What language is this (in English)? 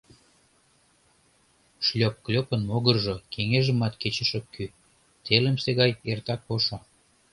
Mari